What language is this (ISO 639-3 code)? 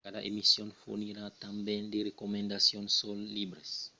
oci